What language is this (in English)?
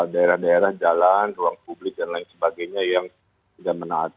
Indonesian